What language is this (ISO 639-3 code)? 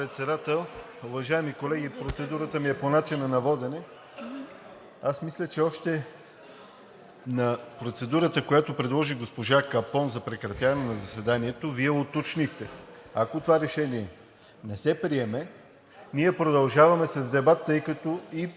bul